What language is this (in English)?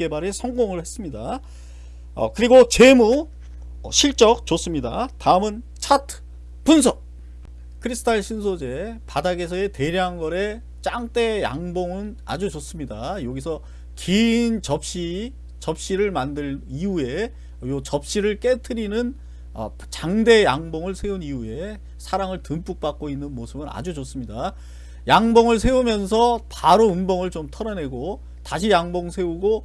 Korean